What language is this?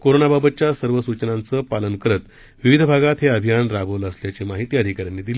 Marathi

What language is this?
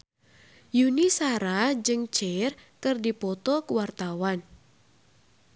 Sundanese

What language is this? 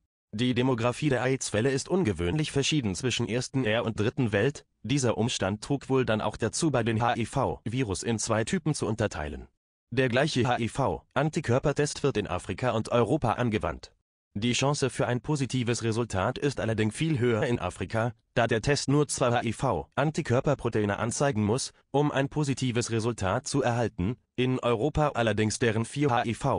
German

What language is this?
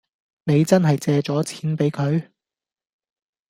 Cantonese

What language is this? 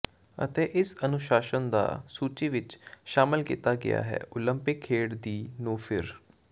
Punjabi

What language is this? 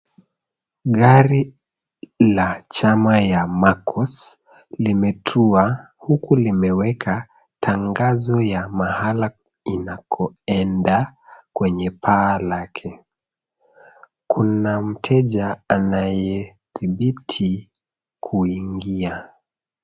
Swahili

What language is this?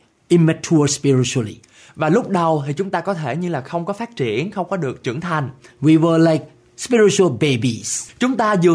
Vietnamese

